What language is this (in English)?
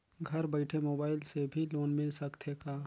Chhattisgarhi